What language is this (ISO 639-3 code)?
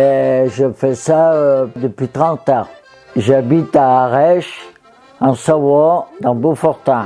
fra